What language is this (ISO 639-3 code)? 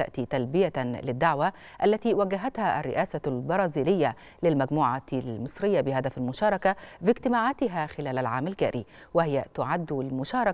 ara